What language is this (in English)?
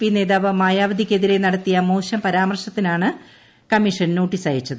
Malayalam